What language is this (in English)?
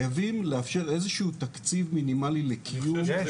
Hebrew